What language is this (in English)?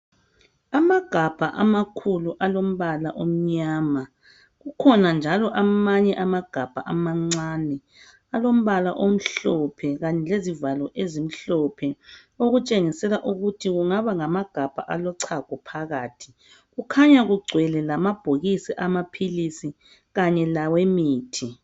North Ndebele